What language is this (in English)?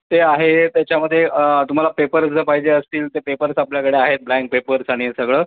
Marathi